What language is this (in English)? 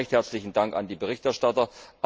German